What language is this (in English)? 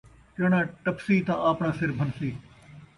Saraiki